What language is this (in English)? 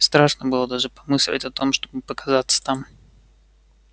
Russian